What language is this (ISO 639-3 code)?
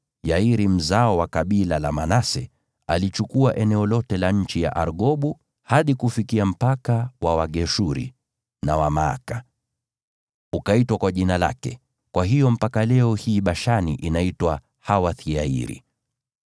swa